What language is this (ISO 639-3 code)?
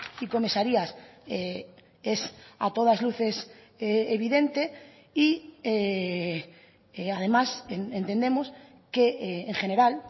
spa